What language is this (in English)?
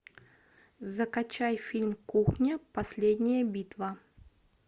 Russian